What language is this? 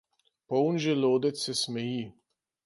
Slovenian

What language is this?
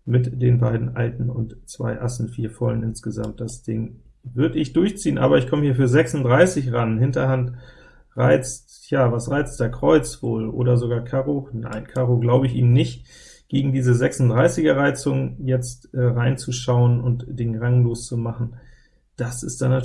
German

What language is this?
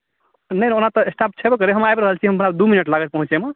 Maithili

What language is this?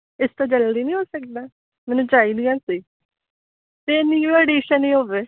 Punjabi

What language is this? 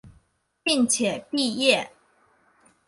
Chinese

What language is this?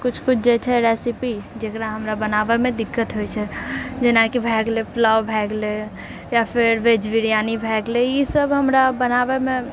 Maithili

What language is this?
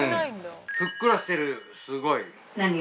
Japanese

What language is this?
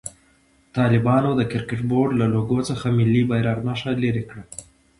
Pashto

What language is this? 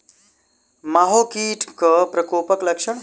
Maithili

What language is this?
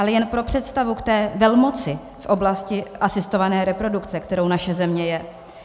Czech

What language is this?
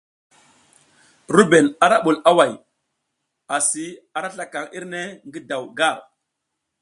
South Giziga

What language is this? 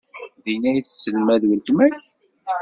Kabyle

